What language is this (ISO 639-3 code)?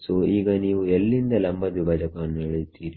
kan